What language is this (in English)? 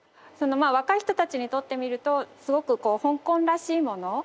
Japanese